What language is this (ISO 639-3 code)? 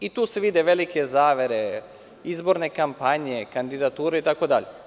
srp